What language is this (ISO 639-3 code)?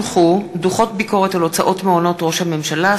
heb